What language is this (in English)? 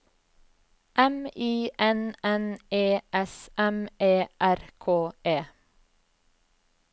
Norwegian